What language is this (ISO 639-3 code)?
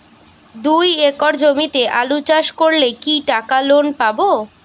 ben